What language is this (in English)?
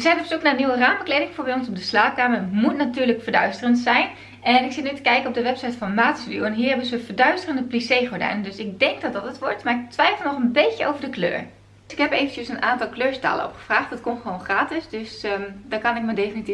Dutch